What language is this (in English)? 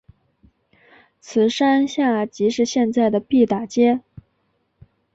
Chinese